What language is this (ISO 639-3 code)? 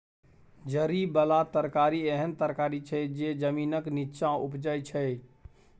mai